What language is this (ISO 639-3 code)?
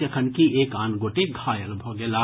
mai